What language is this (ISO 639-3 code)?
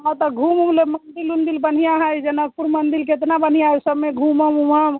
mai